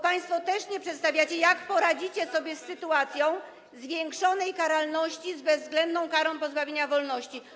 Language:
Polish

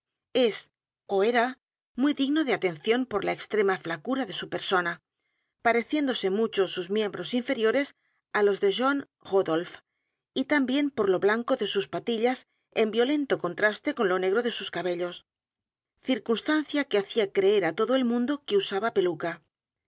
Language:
Spanish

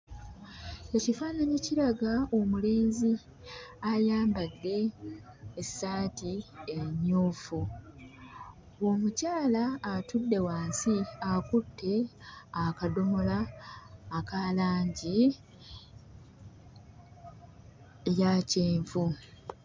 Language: Ganda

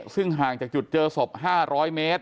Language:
Thai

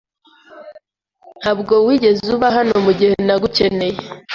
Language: Kinyarwanda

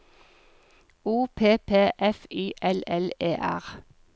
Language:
Norwegian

